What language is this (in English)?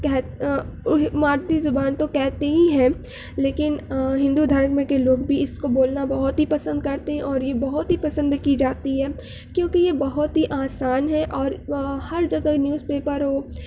Urdu